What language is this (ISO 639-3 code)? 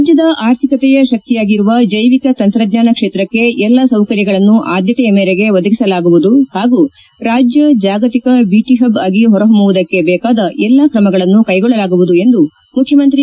kan